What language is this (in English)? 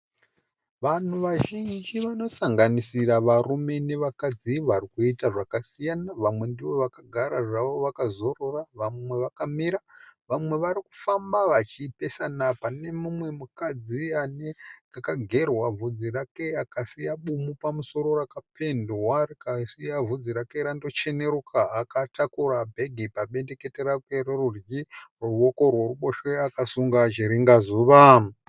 Shona